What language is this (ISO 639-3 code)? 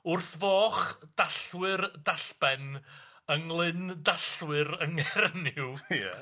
cym